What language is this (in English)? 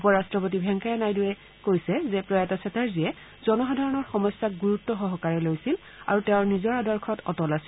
Assamese